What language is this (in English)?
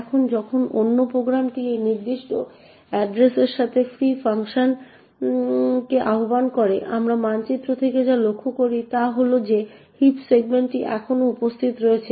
Bangla